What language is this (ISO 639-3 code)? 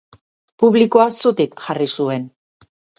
eus